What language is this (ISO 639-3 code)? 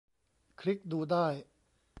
tha